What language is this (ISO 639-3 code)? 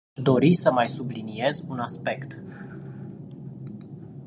ron